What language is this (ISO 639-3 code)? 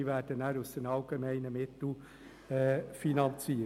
gsw